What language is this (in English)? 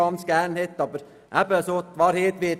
Swiss German